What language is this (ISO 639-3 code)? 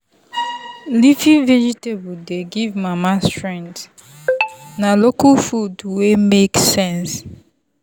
pcm